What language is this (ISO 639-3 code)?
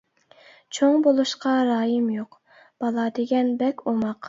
uig